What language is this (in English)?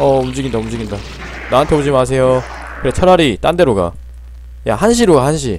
Korean